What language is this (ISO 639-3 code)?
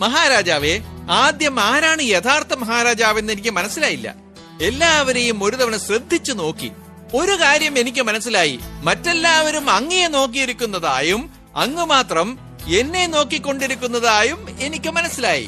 mal